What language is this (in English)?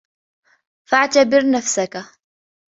Arabic